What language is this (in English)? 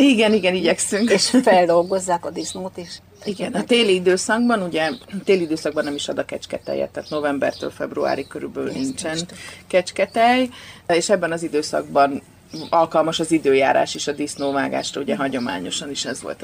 Hungarian